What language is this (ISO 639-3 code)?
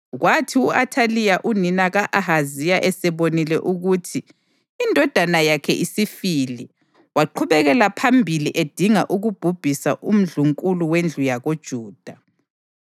nde